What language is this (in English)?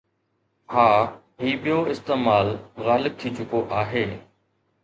Sindhi